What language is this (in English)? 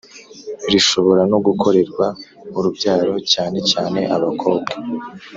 Kinyarwanda